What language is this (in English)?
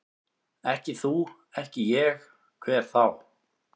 Icelandic